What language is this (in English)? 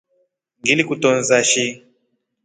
Rombo